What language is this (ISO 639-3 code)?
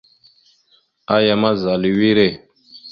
mxu